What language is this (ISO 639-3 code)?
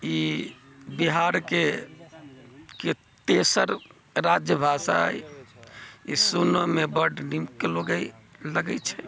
mai